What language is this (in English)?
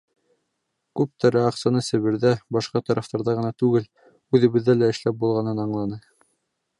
Bashkir